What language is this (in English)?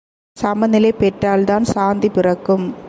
Tamil